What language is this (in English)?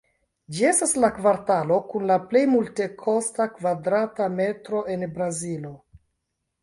Esperanto